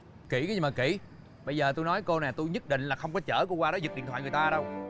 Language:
Vietnamese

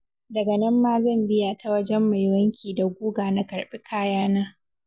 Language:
Hausa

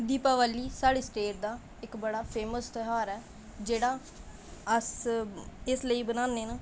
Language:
Dogri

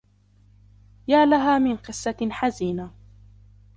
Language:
Arabic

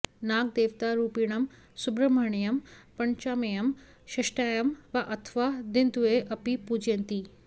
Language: Sanskrit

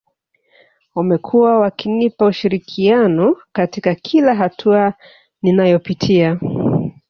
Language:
Swahili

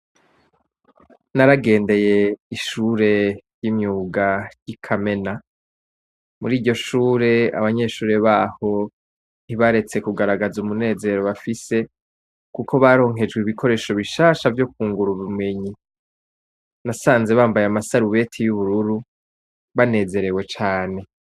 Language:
Rundi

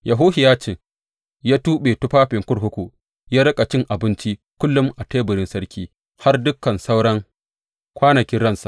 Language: Hausa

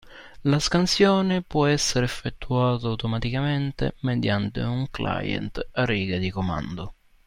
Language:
Italian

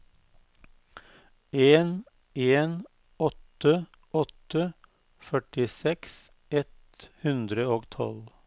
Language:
Norwegian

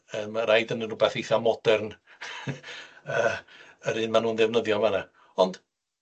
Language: Welsh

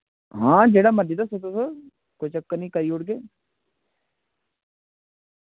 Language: Dogri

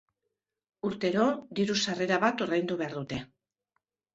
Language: Basque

